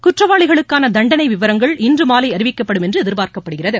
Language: Tamil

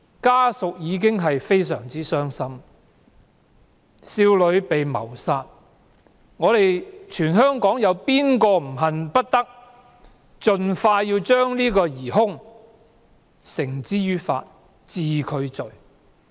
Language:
Cantonese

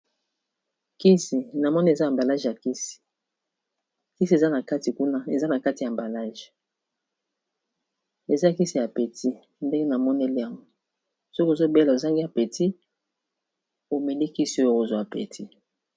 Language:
Lingala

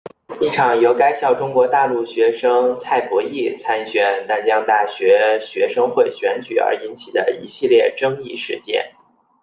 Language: Chinese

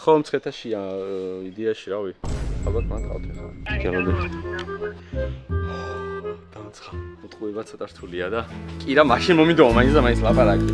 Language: English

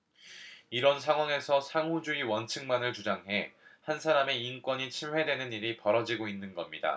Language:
Korean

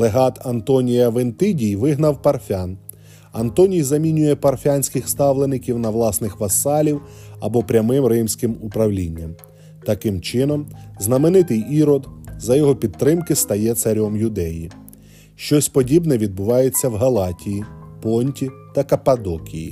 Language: Ukrainian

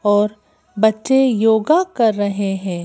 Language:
Hindi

